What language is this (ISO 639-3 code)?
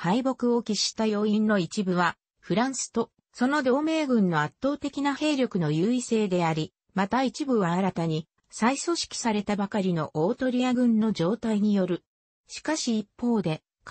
jpn